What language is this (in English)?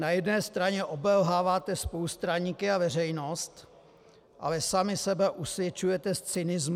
Czech